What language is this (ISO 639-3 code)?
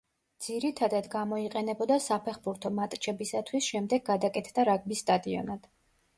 kat